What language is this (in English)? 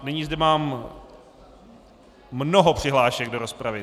Czech